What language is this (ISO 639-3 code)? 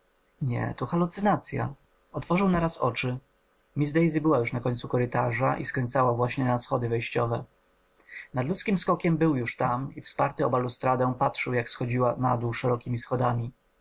pol